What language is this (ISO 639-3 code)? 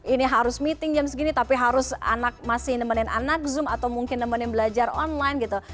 ind